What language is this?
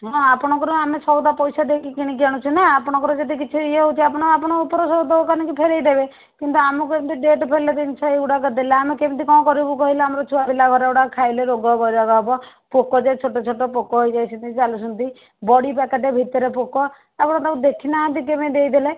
Odia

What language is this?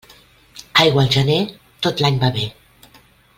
Catalan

